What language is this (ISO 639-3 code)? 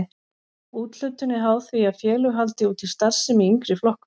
isl